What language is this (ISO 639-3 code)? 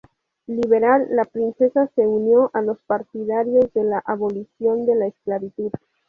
spa